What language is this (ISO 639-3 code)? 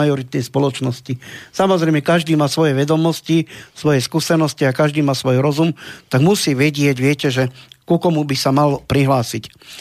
slk